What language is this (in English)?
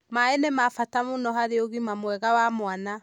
Kikuyu